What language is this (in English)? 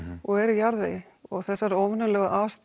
Icelandic